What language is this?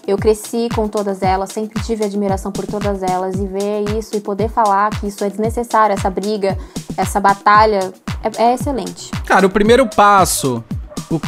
Portuguese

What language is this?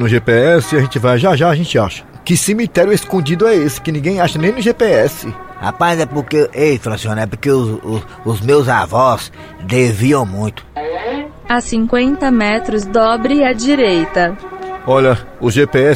Portuguese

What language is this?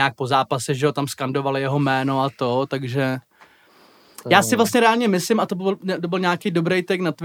Czech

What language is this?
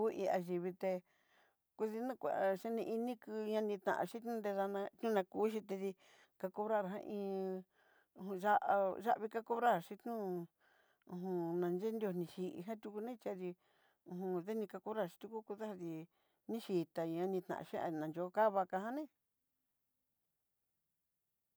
Southeastern Nochixtlán Mixtec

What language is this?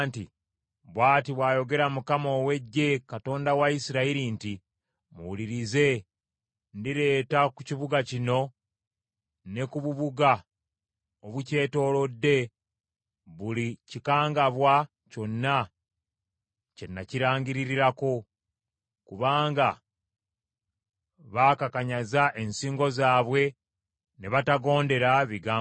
Ganda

